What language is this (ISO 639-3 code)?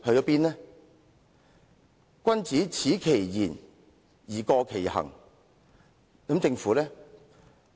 yue